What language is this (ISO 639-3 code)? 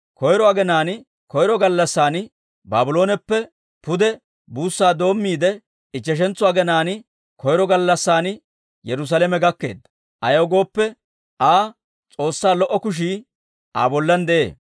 dwr